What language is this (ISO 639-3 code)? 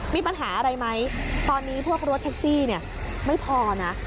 tha